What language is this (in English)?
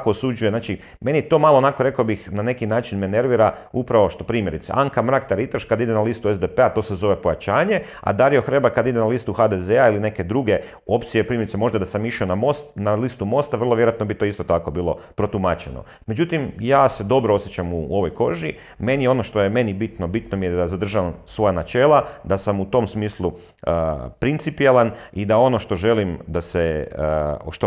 Croatian